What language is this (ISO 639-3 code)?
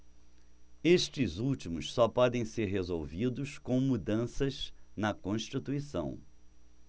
por